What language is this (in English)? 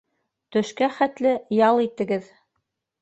Bashkir